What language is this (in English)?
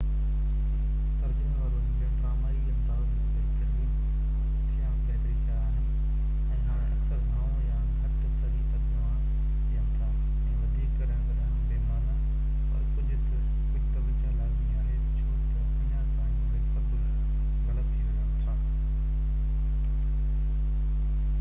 Sindhi